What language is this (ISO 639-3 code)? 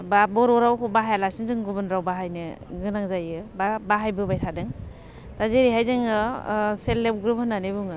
brx